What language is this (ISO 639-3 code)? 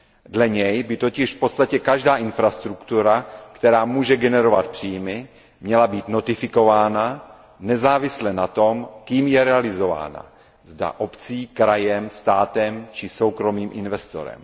ces